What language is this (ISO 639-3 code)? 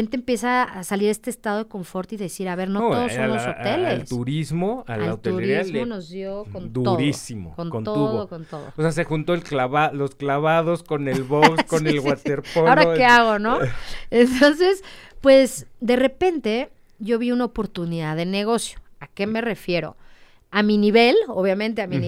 spa